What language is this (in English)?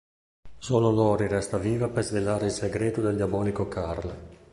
Italian